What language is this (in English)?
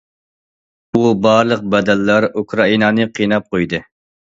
Uyghur